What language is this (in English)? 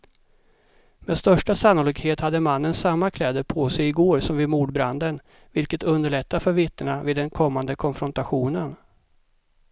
Swedish